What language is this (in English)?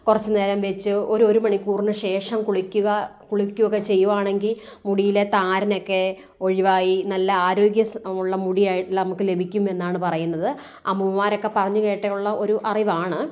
Malayalam